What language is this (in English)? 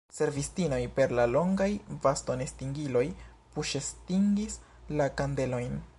Esperanto